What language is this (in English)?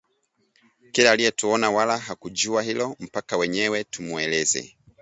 Swahili